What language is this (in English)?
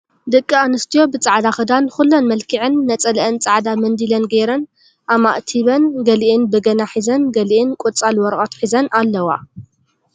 Tigrinya